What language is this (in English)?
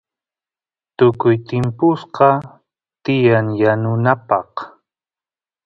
Santiago del Estero Quichua